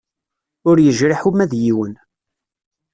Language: Kabyle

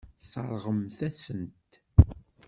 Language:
Kabyle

